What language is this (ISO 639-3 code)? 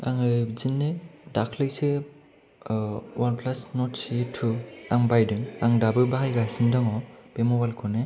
brx